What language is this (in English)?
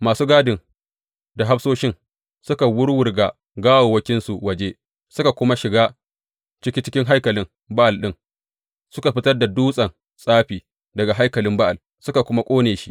Hausa